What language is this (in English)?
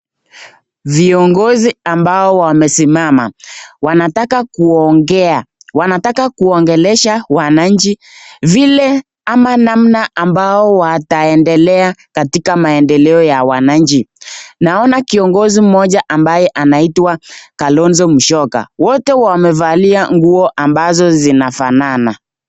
Swahili